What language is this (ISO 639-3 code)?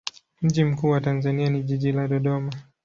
swa